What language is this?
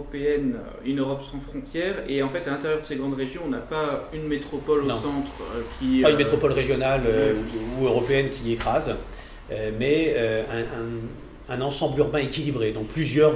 French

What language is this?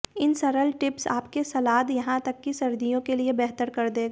Hindi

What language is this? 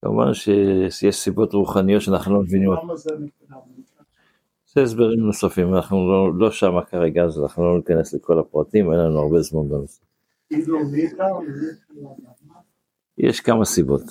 Hebrew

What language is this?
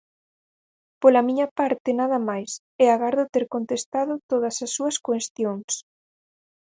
Galician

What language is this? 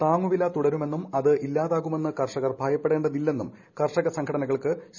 Malayalam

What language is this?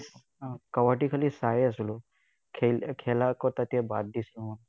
Assamese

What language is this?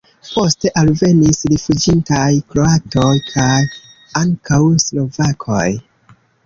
Esperanto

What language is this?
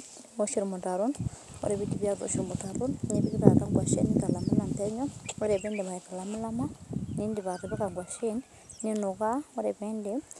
Masai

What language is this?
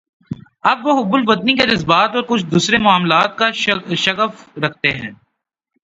Urdu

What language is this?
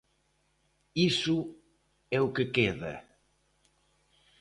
Galician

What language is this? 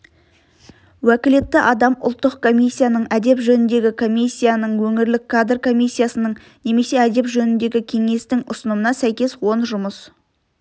Kazakh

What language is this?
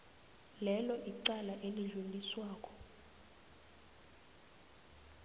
South Ndebele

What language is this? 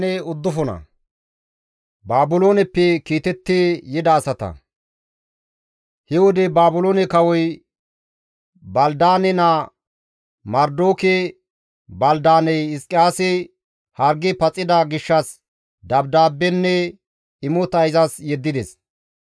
Gamo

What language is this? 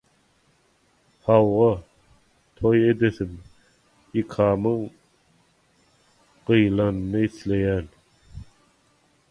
Turkmen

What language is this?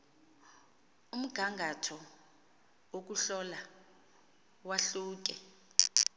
Xhosa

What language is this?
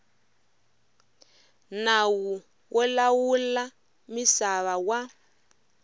Tsonga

